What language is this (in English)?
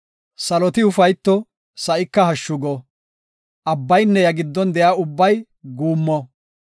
Gofa